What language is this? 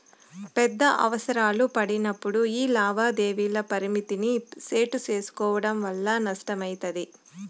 Telugu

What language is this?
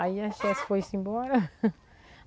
Portuguese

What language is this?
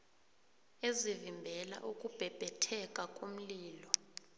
South Ndebele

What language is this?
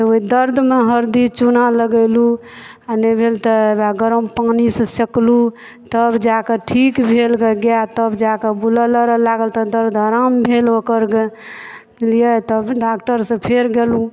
Maithili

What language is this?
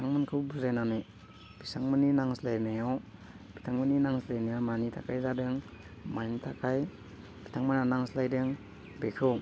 Bodo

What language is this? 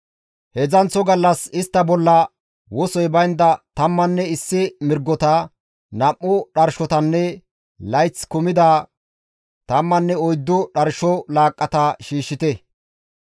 Gamo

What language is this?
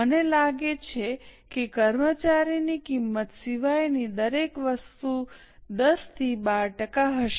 Gujarati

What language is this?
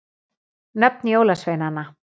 Icelandic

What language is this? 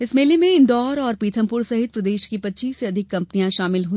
Hindi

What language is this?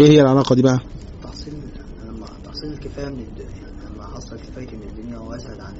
Arabic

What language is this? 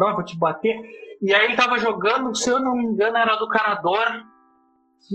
Portuguese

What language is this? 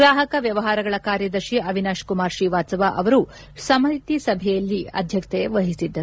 Kannada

